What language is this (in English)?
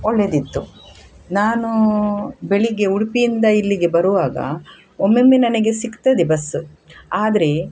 Kannada